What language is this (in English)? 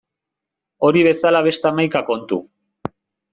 Basque